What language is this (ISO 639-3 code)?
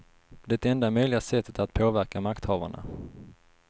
swe